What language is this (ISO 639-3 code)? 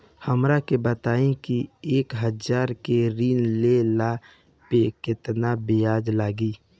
bho